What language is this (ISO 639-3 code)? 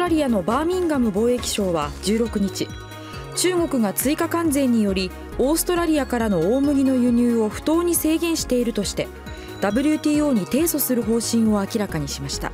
jpn